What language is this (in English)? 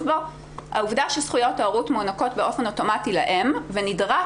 Hebrew